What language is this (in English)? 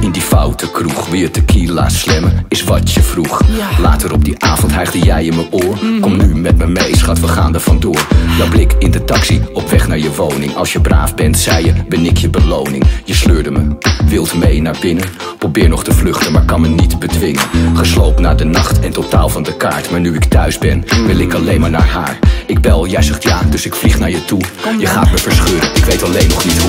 Dutch